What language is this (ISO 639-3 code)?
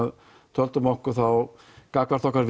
isl